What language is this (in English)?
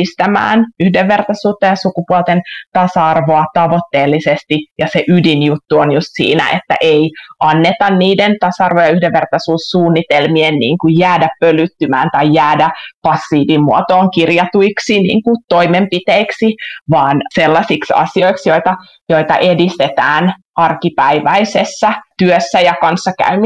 Finnish